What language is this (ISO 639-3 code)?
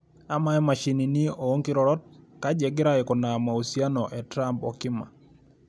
mas